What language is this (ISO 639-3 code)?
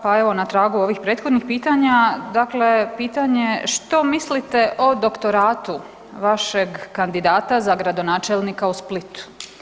hrv